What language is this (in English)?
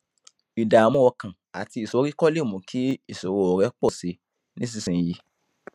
Yoruba